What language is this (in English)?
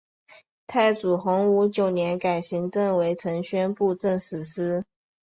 Chinese